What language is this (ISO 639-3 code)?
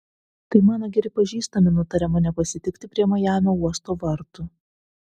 lit